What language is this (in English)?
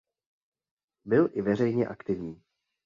Czech